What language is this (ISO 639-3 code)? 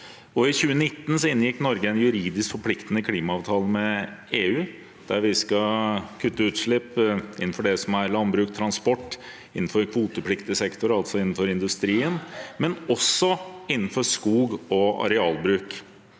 nor